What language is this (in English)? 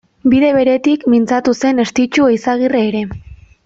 Basque